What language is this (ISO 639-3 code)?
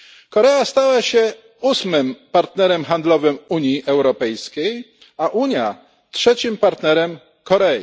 pol